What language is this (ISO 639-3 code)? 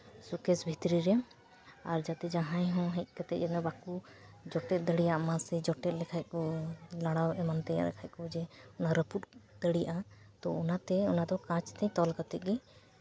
sat